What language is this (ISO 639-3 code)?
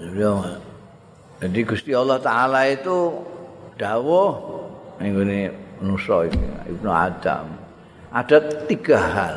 ind